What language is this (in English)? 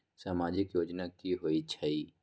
Magahi